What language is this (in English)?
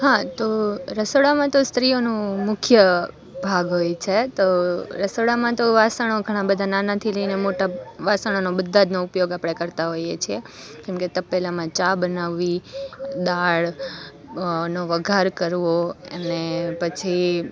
Gujarati